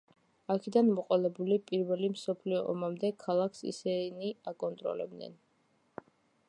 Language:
Georgian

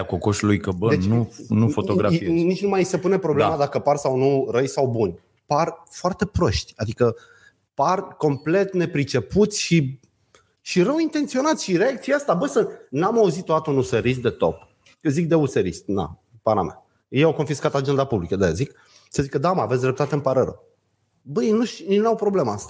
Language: Romanian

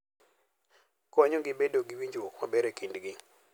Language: Luo (Kenya and Tanzania)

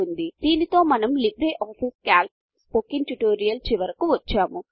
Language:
Telugu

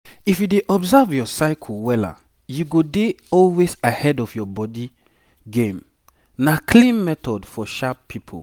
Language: Nigerian Pidgin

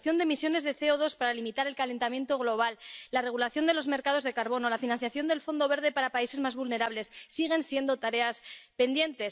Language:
Spanish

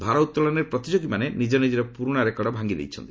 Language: Odia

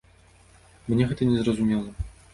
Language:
Belarusian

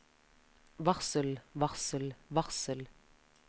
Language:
Norwegian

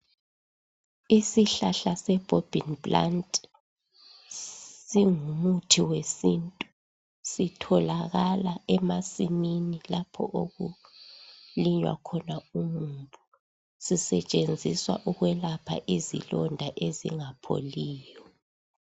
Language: North Ndebele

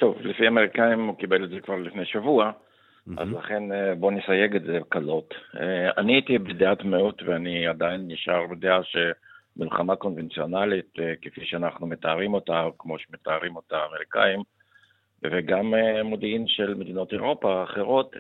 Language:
Hebrew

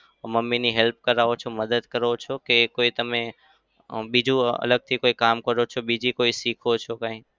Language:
Gujarati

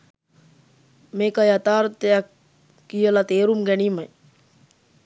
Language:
Sinhala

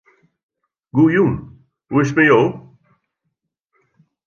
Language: Western Frisian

